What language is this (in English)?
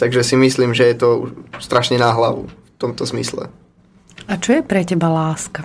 Slovak